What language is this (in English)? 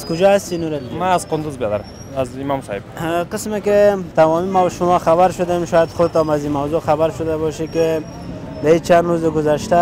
Persian